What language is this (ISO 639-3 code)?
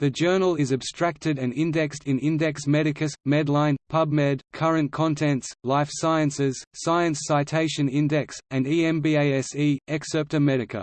eng